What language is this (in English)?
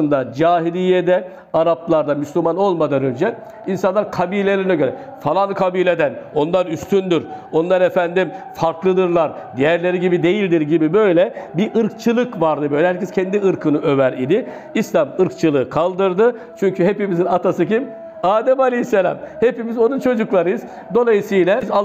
Turkish